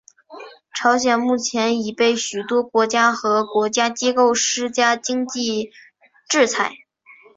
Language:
Chinese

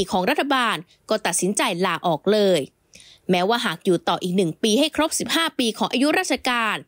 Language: Thai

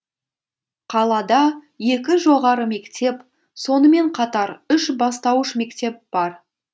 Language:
Kazakh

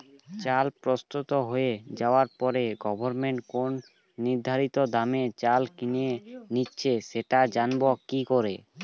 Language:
Bangla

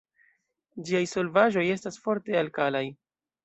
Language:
Esperanto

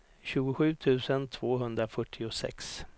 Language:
Swedish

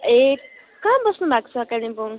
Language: Nepali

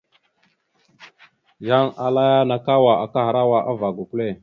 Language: Mada (Cameroon)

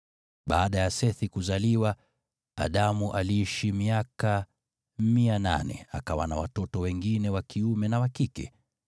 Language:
Swahili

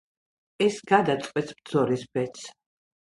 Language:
Georgian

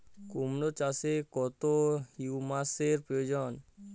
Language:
Bangla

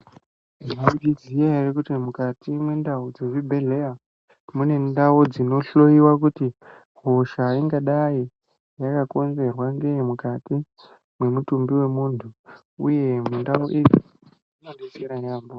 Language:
Ndau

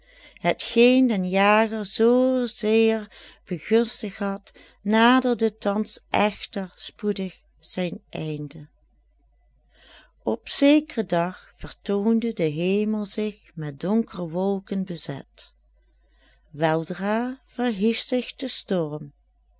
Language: Dutch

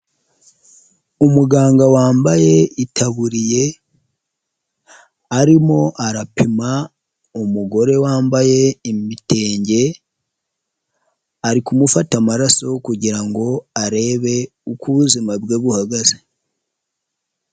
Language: Kinyarwanda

